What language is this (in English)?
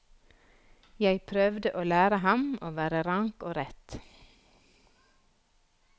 Norwegian